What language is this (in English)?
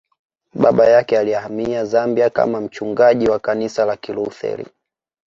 Swahili